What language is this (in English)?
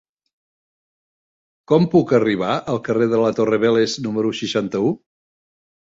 Catalan